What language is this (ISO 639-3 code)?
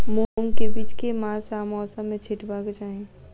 mai